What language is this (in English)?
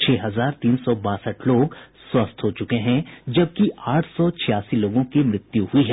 Hindi